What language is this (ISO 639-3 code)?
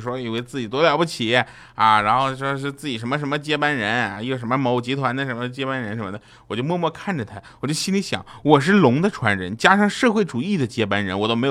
zho